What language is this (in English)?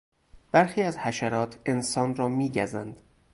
Persian